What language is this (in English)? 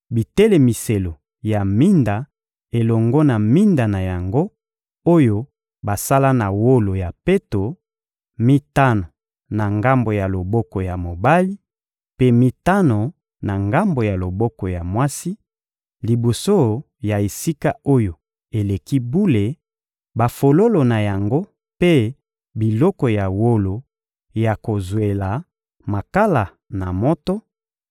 Lingala